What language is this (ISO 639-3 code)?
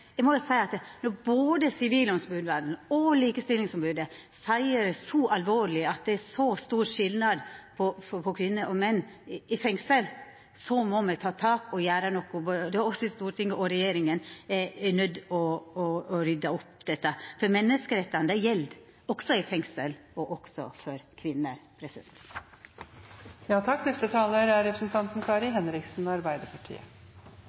nno